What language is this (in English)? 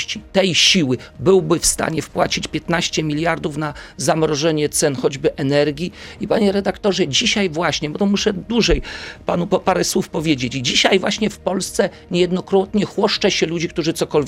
Polish